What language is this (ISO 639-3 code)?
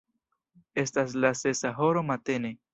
epo